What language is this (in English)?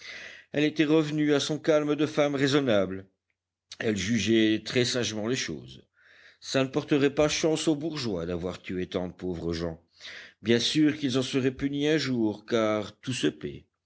French